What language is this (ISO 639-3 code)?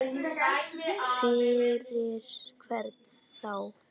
isl